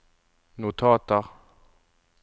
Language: Norwegian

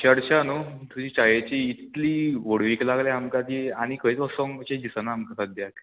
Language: Konkani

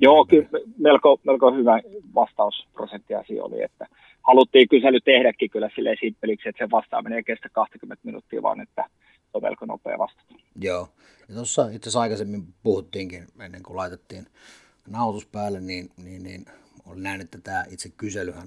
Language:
Finnish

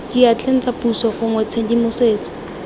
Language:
Tswana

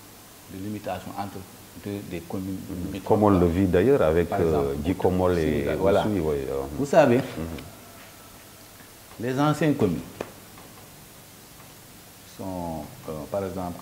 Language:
French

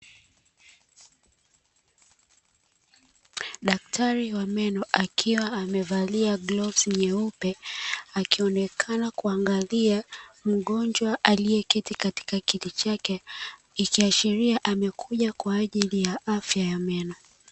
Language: Swahili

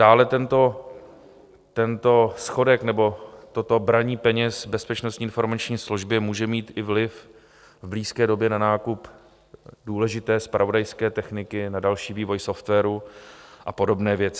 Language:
Czech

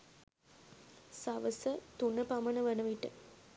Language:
Sinhala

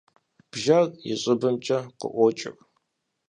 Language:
Kabardian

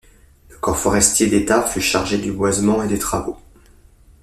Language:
French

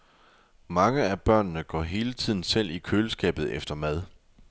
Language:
Danish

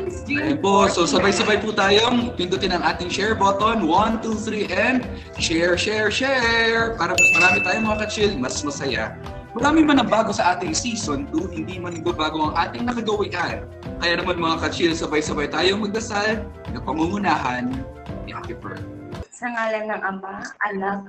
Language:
Filipino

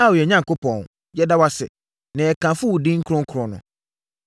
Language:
Akan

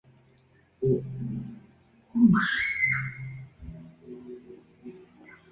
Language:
Chinese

